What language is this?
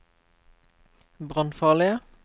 Norwegian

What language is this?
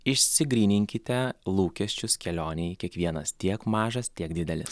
Lithuanian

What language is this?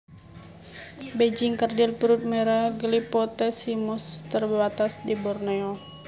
Javanese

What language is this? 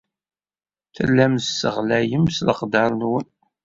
Kabyle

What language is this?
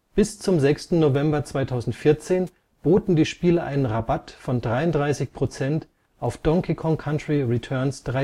German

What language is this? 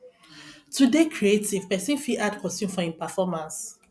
Nigerian Pidgin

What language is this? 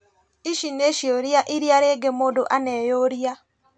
Kikuyu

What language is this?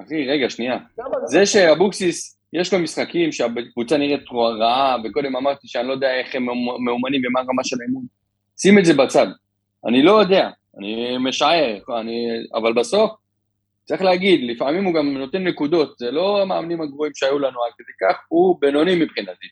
Hebrew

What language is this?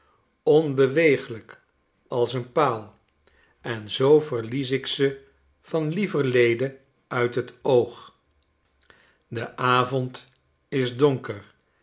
Dutch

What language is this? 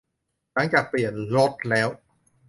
Thai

